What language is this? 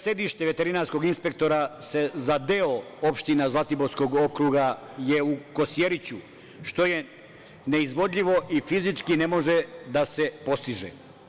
Serbian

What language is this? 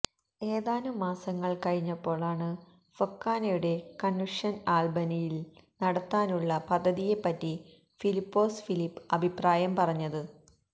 Malayalam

